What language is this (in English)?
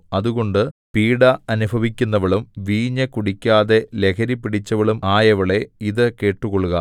Malayalam